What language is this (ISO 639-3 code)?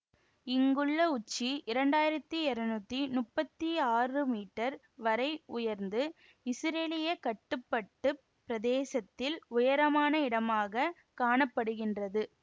tam